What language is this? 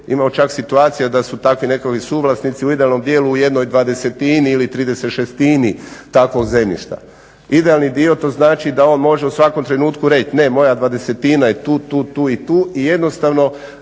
Croatian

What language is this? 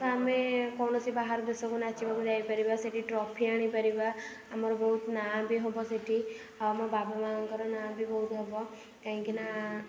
Odia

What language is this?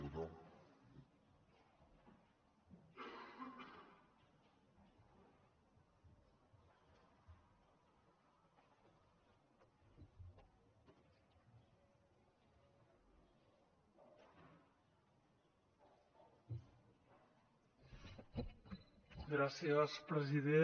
Catalan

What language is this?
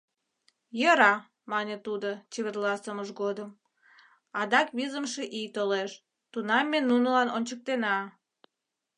Mari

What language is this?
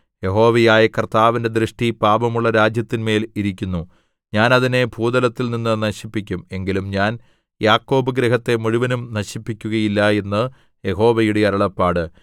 Malayalam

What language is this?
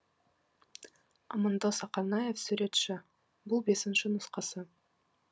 Kazakh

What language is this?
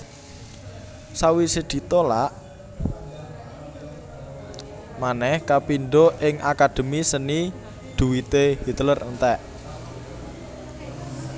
Javanese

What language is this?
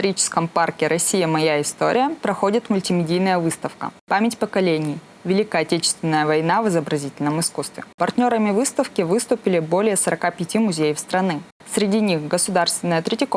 Russian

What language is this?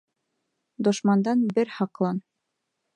Bashkir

